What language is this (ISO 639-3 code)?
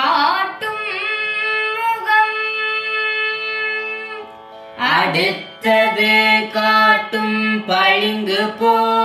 tam